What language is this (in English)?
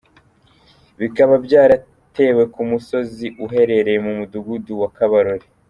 Kinyarwanda